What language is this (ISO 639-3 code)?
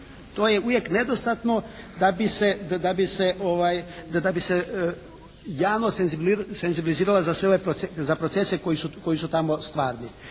hrv